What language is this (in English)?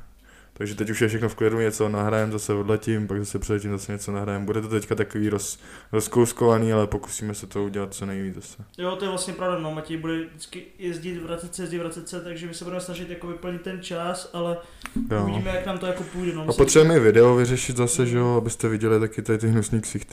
Czech